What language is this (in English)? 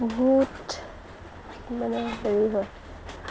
Assamese